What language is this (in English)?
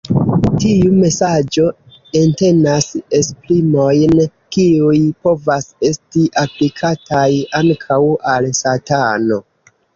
Esperanto